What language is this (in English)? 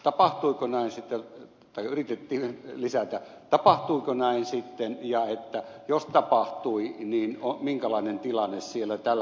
Finnish